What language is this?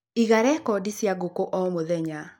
Kikuyu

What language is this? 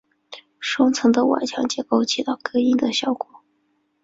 Chinese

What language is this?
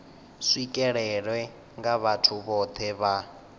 Venda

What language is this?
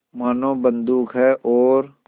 Hindi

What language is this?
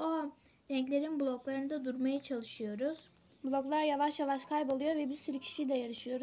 Turkish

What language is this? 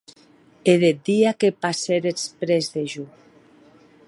Occitan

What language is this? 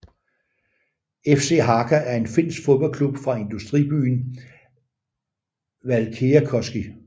Danish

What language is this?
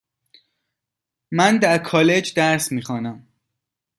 Persian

